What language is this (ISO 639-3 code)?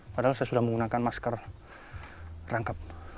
ind